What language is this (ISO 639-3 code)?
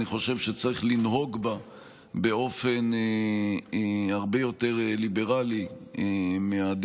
heb